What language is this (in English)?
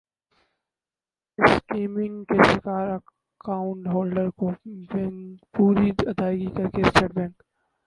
Urdu